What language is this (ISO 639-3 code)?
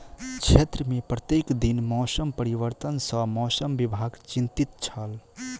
mai